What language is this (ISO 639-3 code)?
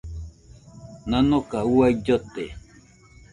hux